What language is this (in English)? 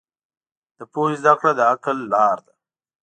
Pashto